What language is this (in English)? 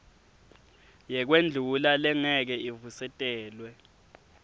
Swati